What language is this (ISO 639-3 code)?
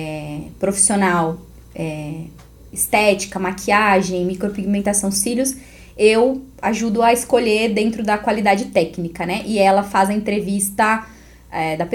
por